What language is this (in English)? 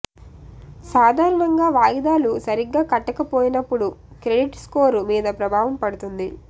Telugu